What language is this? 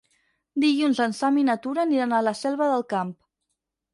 Catalan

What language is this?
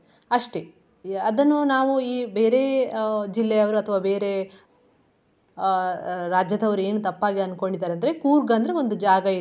Kannada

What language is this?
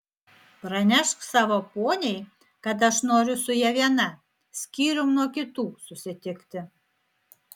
Lithuanian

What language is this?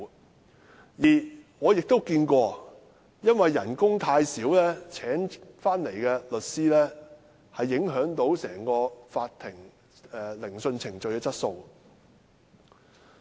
Cantonese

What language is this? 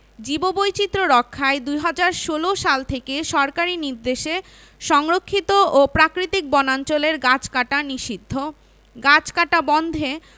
Bangla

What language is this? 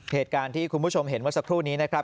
Thai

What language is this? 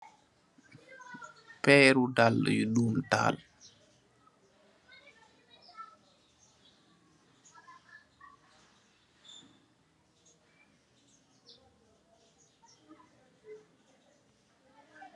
Wolof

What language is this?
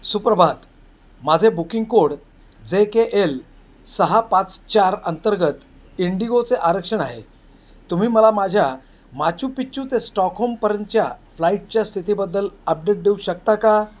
Marathi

